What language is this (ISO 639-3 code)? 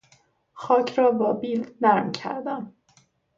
fas